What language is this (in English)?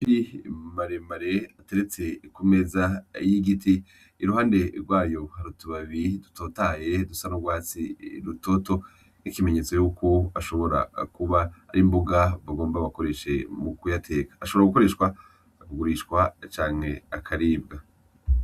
Rundi